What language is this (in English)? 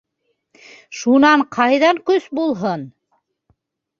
Bashkir